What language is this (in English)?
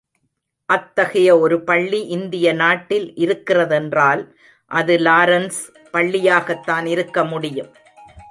Tamil